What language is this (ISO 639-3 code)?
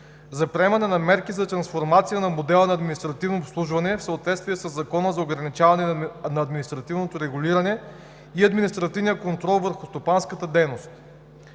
bul